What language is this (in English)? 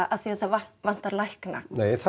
Icelandic